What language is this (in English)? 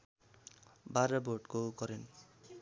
Nepali